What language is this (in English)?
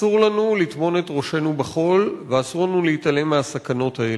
Hebrew